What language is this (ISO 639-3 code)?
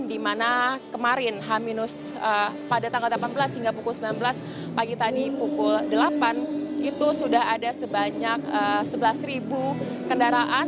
ind